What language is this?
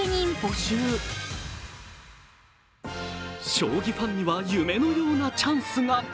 Japanese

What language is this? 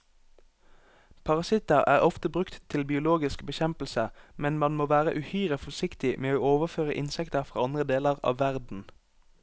Norwegian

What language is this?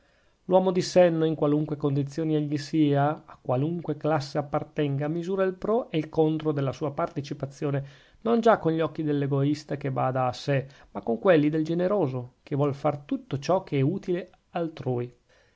Italian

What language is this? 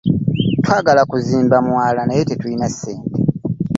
Ganda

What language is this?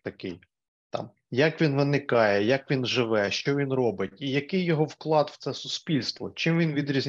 Ukrainian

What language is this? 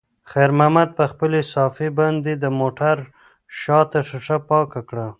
Pashto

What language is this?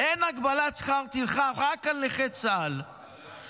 Hebrew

